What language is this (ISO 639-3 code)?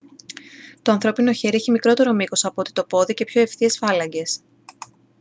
ell